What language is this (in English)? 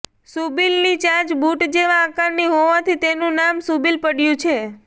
Gujarati